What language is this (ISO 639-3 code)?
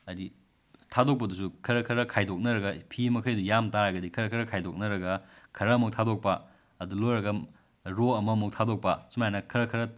mni